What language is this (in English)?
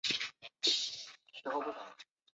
Chinese